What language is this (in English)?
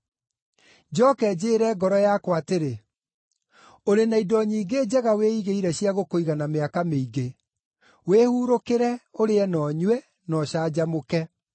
Kikuyu